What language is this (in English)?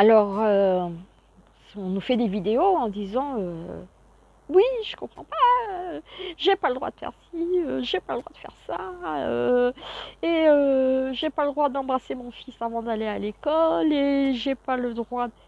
French